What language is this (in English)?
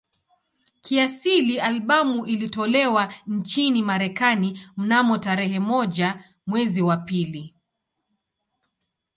Swahili